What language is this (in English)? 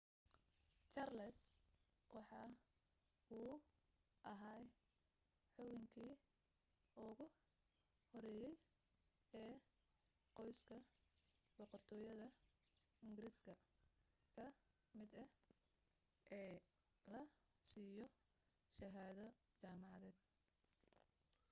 Somali